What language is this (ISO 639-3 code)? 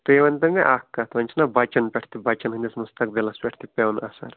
kas